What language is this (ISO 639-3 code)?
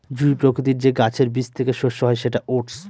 ben